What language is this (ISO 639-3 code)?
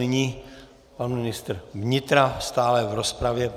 ces